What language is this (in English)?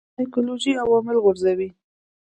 Pashto